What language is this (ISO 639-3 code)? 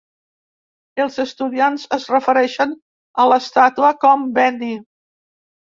cat